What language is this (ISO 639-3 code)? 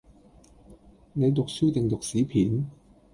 yue